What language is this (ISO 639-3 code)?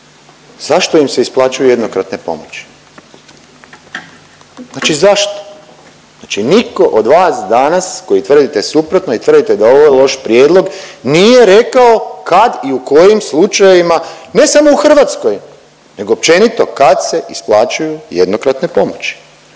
hrv